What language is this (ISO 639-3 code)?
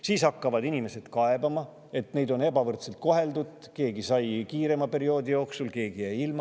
est